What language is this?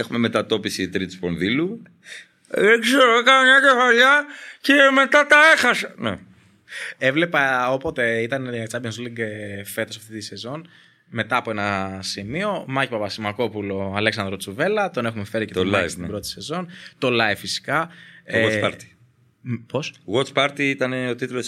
Greek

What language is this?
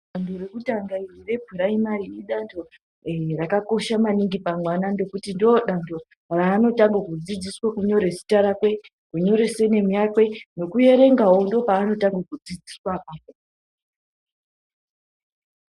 Ndau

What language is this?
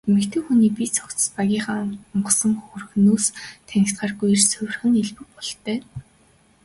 Mongolian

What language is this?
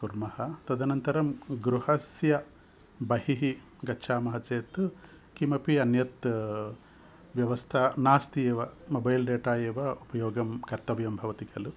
Sanskrit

